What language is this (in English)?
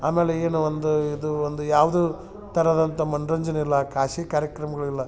Kannada